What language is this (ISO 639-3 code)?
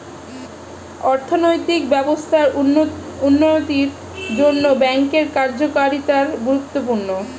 ben